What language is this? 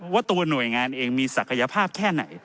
Thai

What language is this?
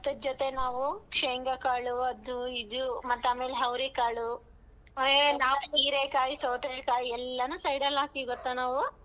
Kannada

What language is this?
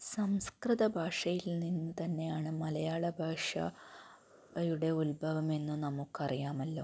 Malayalam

